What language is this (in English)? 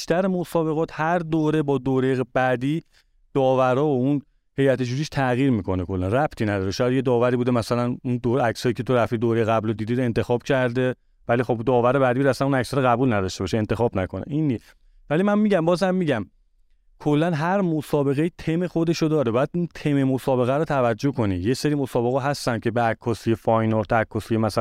Persian